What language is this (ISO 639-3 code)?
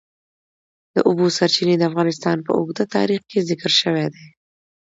pus